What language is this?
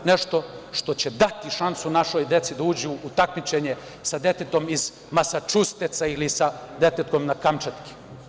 Serbian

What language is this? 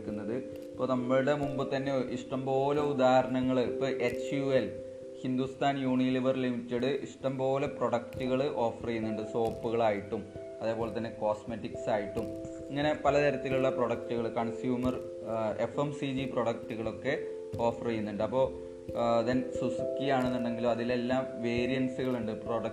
Malayalam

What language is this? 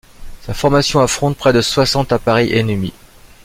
French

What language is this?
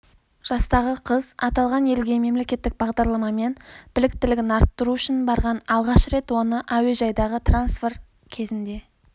Kazakh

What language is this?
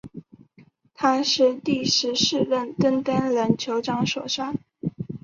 Chinese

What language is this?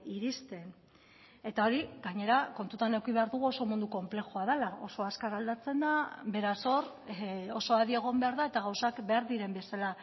Basque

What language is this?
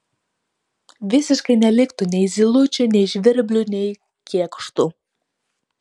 Lithuanian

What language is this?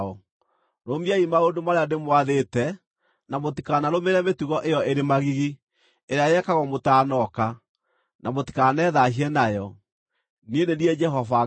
Kikuyu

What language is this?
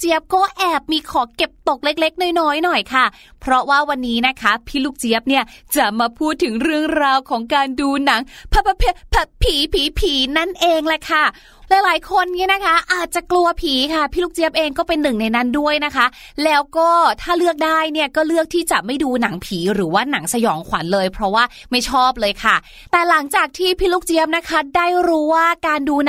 Thai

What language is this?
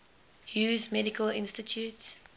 English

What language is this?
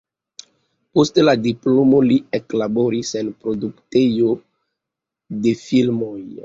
Esperanto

